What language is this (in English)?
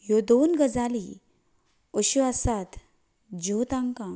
Konkani